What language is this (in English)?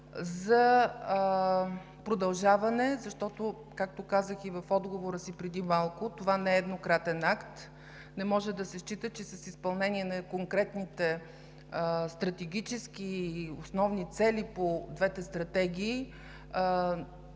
Bulgarian